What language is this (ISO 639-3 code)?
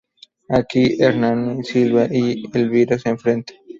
spa